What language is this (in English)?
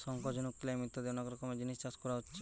Bangla